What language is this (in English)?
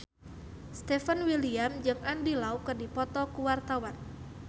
Sundanese